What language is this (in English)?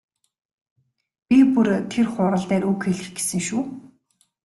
Mongolian